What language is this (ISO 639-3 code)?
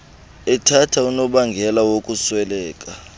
xho